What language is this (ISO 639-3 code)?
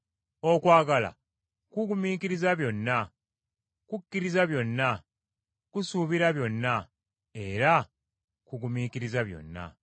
lug